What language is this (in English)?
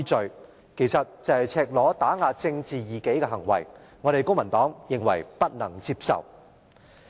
Cantonese